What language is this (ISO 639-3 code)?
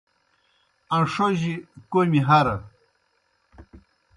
plk